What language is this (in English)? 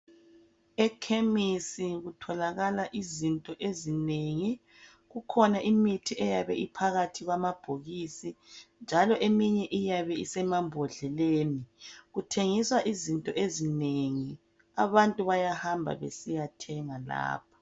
North Ndebele